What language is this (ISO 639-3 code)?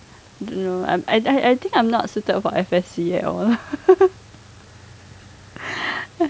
eng